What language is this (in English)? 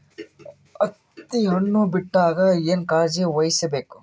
Kannada